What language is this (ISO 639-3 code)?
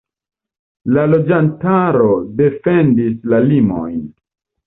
epo